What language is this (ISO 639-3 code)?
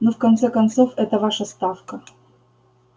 rus